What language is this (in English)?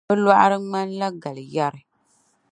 Dagbani